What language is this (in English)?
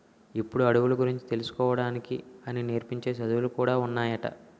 Telugu